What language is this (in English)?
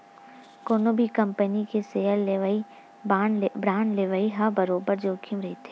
Chhattisgarhi